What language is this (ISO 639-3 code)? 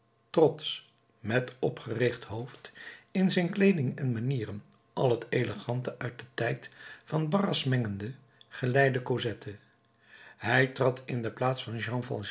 nld